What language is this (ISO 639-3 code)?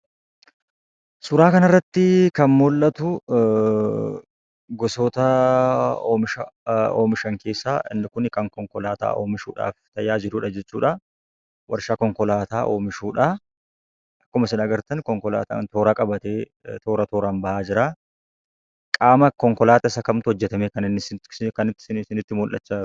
orm